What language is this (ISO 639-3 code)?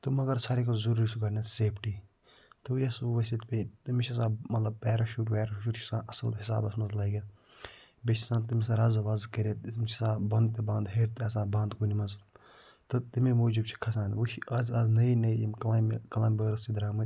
kas